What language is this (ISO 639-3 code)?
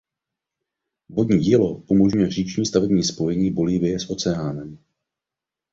ces